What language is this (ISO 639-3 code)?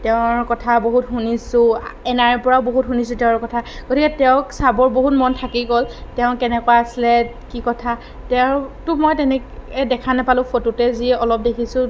asm